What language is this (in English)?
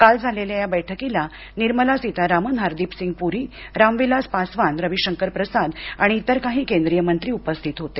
Marathi